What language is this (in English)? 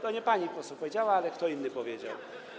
Polish